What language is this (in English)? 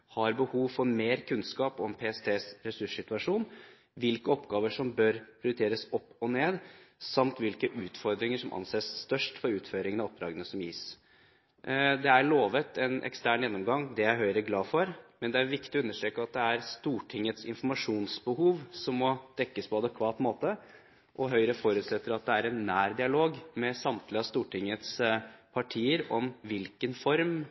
Norwegian Bokmål